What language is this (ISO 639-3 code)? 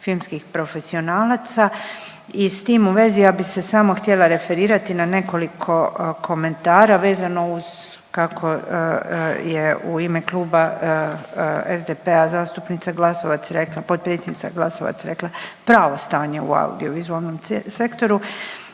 hrv